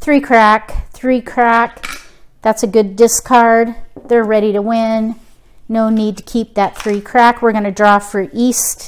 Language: English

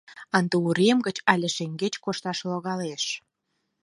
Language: Mari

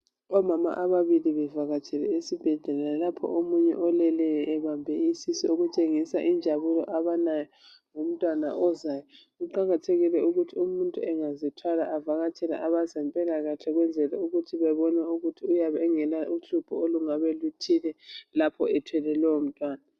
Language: North Ndebele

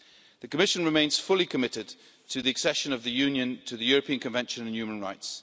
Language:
English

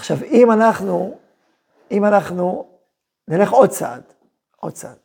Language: Hebrew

